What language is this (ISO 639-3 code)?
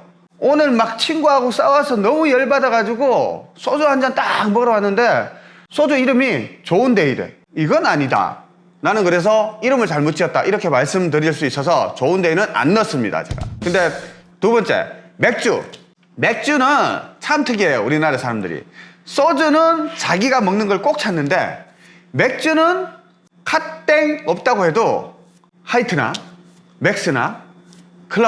kor